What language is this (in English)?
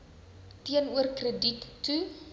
Afrikaans